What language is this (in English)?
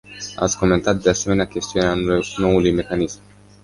Romanian